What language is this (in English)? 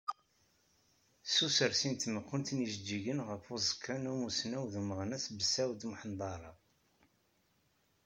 Kabyle